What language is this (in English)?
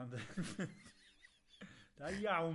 Welsh